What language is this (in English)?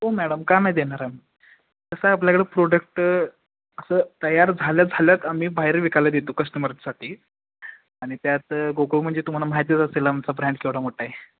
Marathi